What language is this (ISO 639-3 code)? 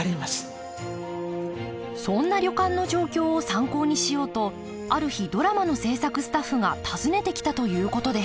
jpn